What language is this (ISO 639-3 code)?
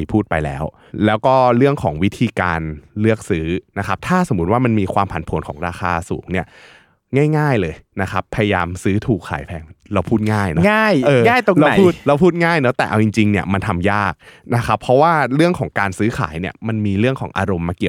tha